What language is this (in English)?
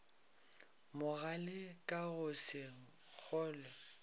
Northern Sotho